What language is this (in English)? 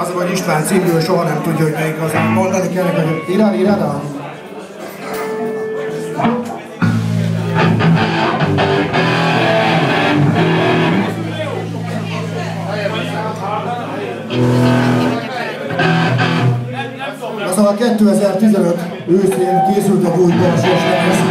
Hungarian